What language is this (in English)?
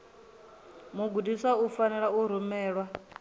Venda